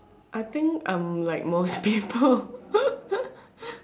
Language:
English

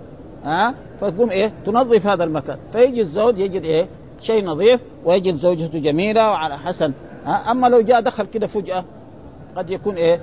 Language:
Arabic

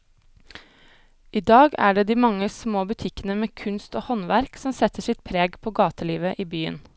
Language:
Norwegian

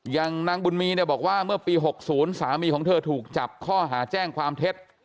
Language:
Thai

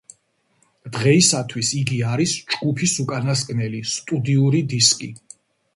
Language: Georgian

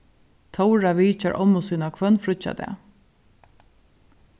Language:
Faroese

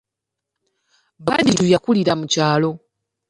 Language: Ganda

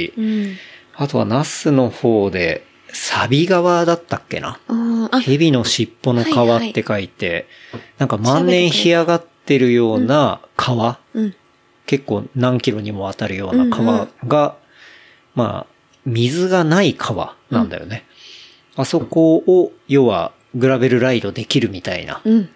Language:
Japanese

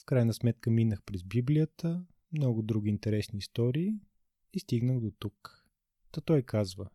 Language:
Bulgarian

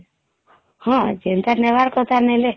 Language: Odia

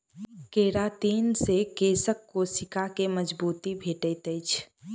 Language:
Maithili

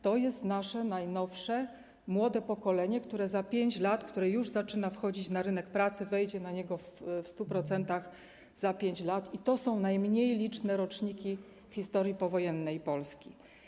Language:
Polish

